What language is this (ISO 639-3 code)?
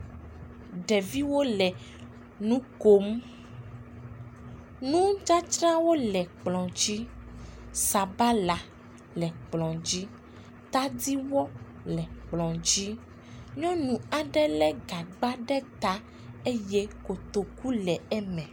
ewe